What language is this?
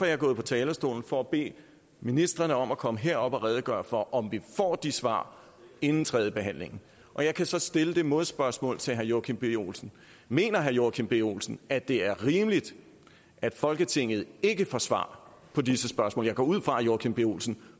Danish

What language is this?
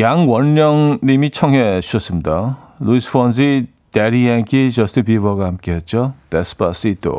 Korean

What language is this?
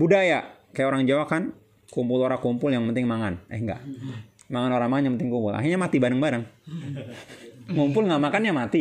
Indonesian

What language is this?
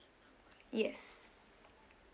English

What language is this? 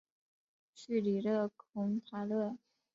Chinese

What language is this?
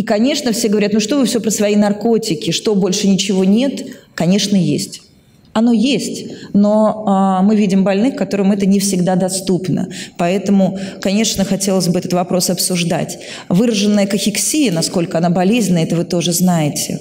Russian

